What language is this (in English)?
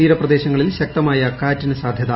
Malayalam